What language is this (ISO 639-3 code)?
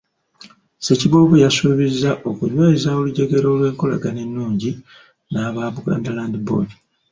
lug